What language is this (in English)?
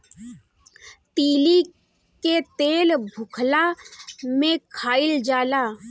Bhojpuri